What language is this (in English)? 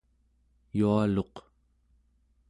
Central Yupik